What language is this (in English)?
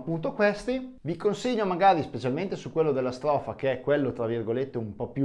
Italian